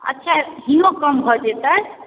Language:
Maithili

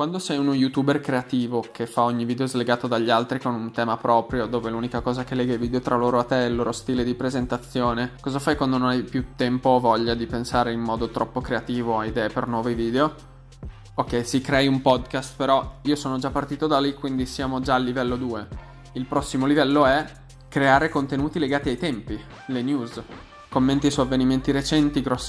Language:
Italian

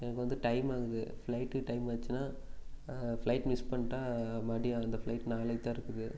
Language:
Tamil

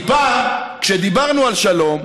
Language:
Hebrew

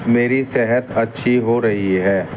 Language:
Urdu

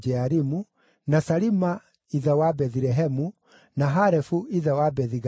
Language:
Kikuyu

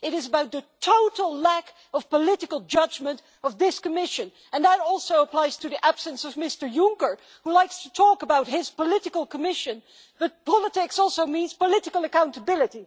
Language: English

